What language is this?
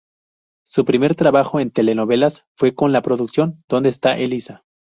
Spanish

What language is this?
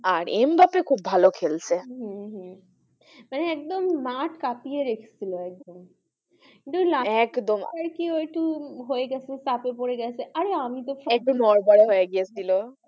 Bangla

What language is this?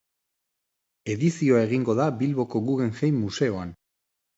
Basque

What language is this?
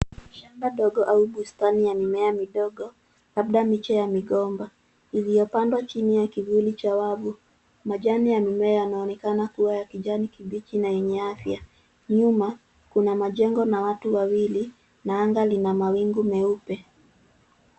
Swahili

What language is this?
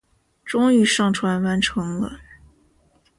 Chinese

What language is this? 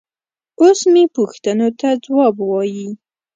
Pashto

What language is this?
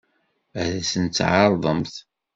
Kabyle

